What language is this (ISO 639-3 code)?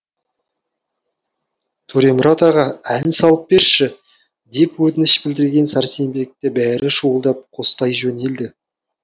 kaz